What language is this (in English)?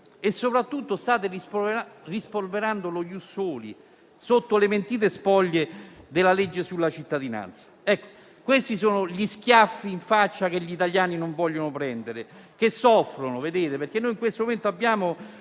Italian